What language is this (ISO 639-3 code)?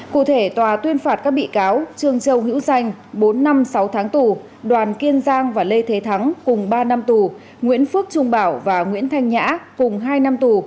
vie